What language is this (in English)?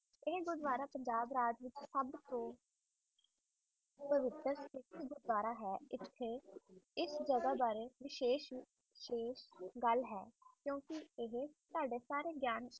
Punjabi